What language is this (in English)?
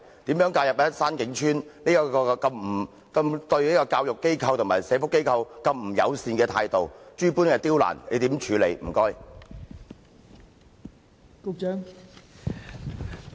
Cantonese